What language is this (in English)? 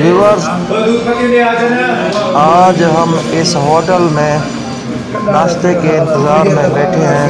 Arabic